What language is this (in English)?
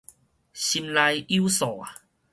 Min Nan Chinese